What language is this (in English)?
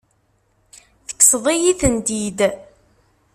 Kabyle